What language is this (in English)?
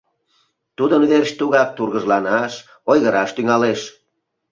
Mari